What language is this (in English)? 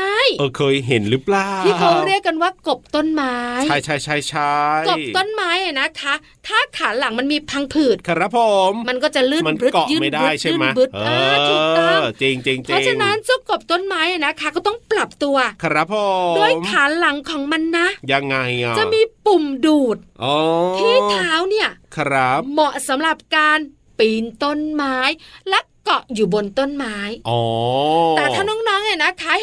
Thai